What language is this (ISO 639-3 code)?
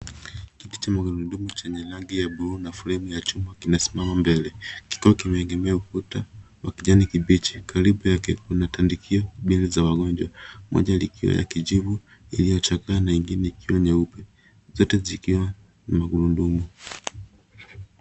swa